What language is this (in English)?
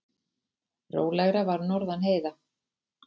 Icelandic